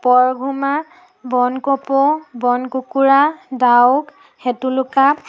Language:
Assamese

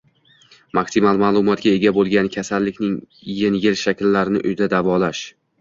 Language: Uzbek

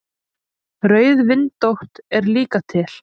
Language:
Icelandic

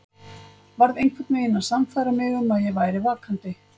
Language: Icelandic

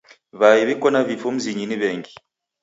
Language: Taita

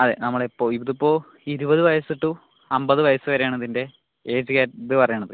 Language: Malayalam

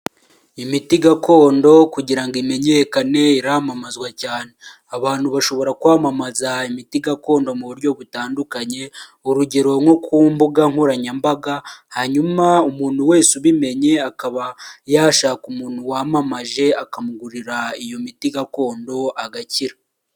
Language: Kinyarwanda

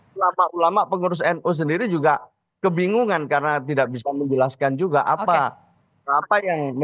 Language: Indonesian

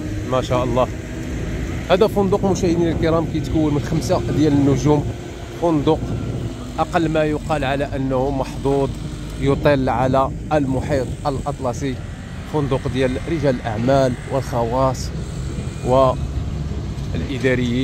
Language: Arabic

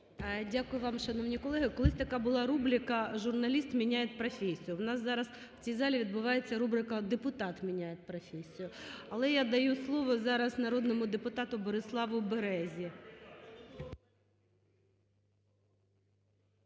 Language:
Ukrainian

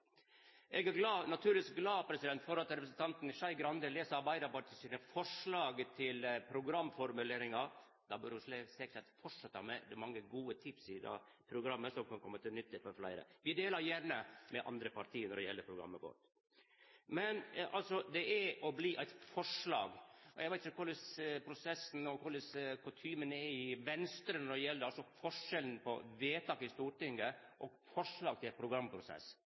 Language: Norwegian Nynorsk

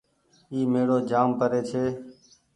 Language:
Goaria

